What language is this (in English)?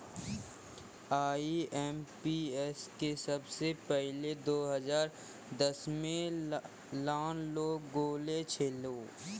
Maithili